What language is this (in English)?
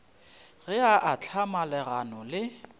Northern Sotho